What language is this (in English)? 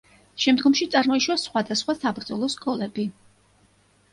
Georgian